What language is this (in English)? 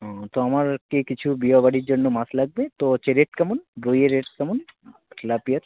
Bangla